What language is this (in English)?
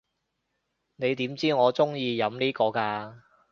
Cantonese